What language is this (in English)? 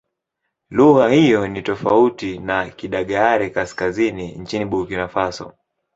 Swahili